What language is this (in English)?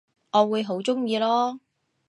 Cantonese